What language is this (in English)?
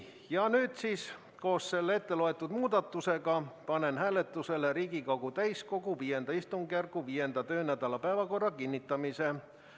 Estonian